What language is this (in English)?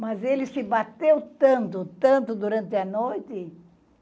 Portuguese